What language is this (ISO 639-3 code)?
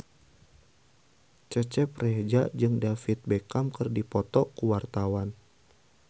sun